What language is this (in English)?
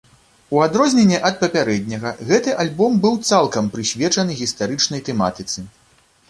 Belarusian